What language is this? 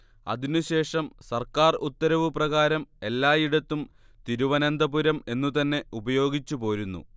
Malayalam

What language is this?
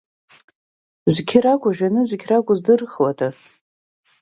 Abkhazian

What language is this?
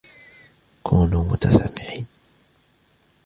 Arabic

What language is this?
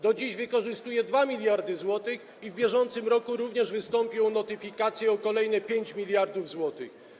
Polish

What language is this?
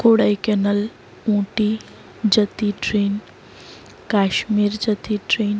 Gujarati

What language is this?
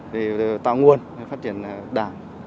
Vietnamese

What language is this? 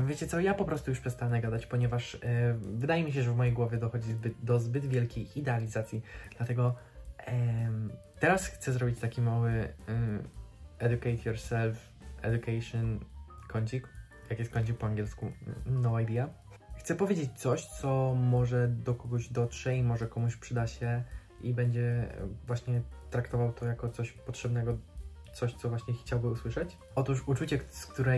Polish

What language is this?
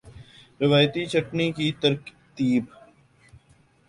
Urdu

